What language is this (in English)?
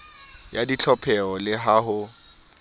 Southern Sotho